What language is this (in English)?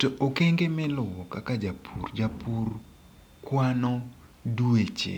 Luo (Kenya and Tanzania)